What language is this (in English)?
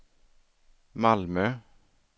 Swedish